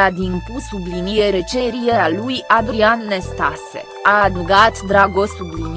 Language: Romanian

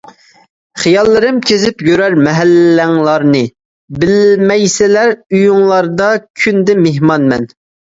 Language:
Uyghur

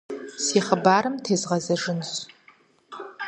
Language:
Kabardian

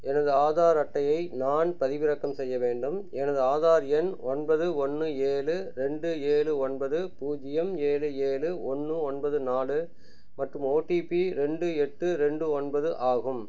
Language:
Tamil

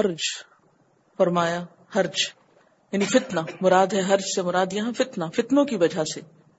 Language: Urdu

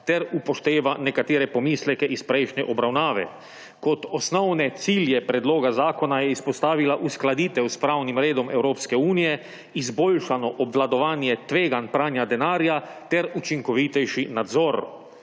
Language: Slovenian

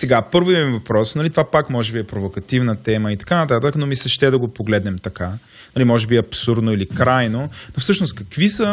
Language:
Bulgarian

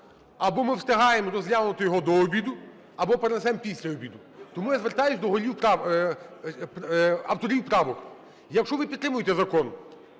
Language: Ukrainian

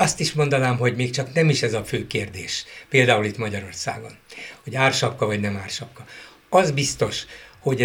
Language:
Hungarian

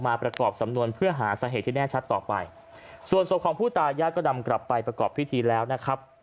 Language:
Thai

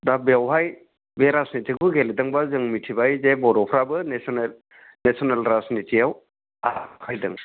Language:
Bodo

